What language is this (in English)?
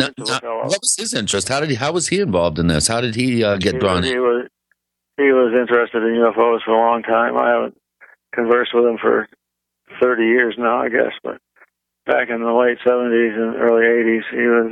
English